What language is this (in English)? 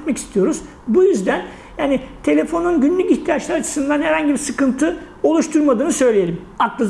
Turkish